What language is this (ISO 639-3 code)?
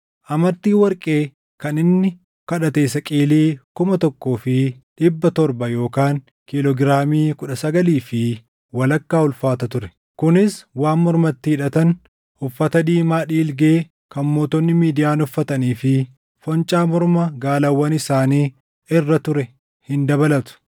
orm